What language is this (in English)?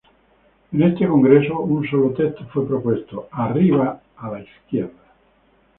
Spanish